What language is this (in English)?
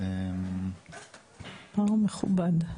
Hebrew